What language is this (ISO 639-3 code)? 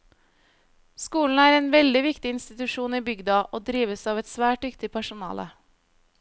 nor